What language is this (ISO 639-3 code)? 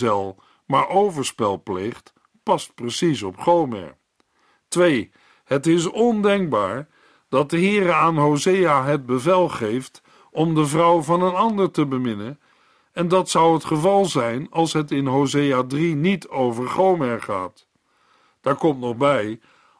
nld